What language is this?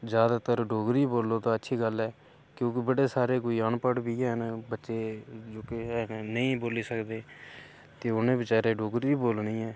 Dogri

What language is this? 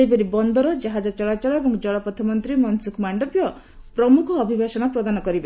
Odia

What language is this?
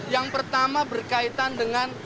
Indonesian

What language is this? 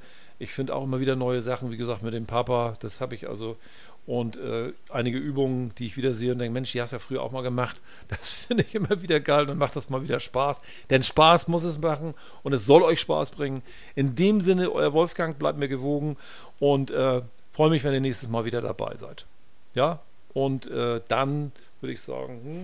German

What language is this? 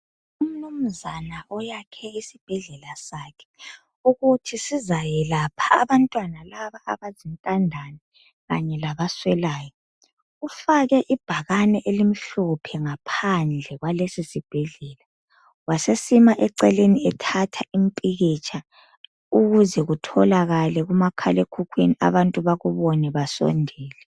North Ndebele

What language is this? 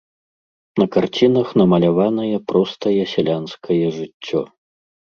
Belarusian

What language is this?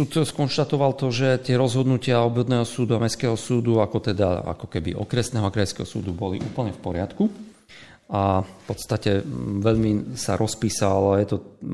Slovak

